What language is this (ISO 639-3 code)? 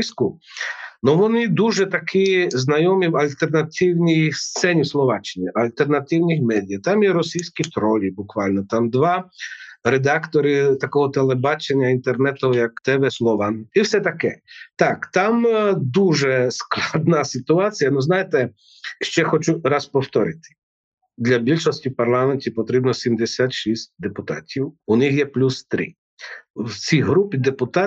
ukr